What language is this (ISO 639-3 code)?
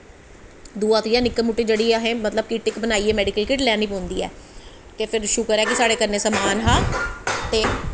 doi